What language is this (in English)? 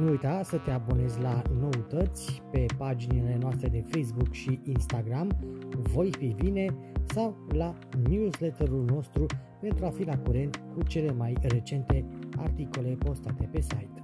Romanian